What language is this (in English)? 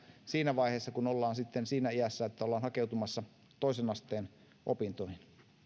Finnish